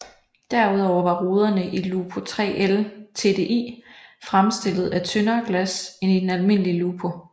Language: Danish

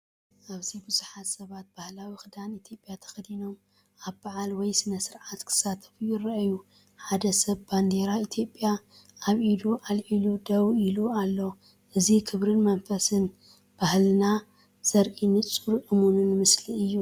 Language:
Tigrinya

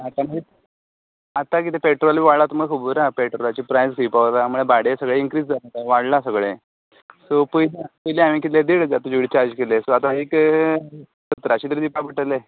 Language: Konkani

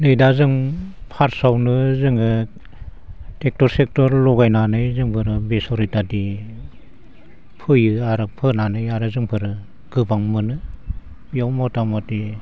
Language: Bodo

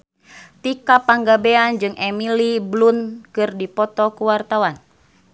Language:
Sundanese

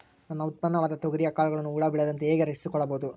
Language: Kannada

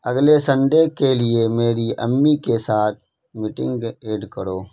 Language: Urdu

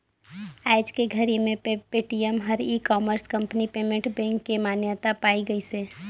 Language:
Chhattisgarhi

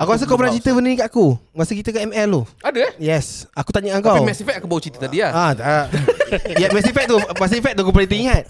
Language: Malay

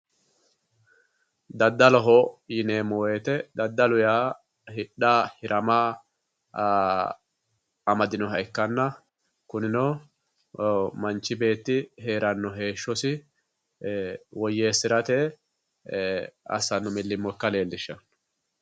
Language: Sidamo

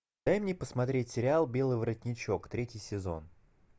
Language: Russian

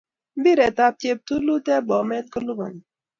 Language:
Kalenjin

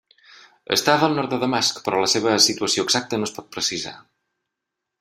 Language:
Catalan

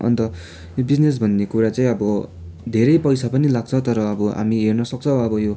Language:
Nepali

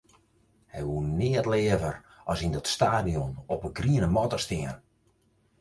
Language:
Western Frisian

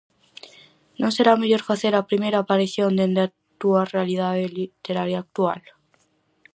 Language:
Galician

